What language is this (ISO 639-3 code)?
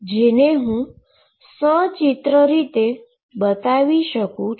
guj